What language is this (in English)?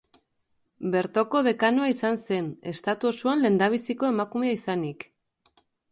Basque